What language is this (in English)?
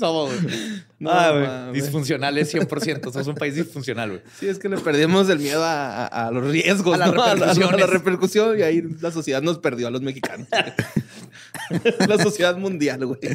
Spanish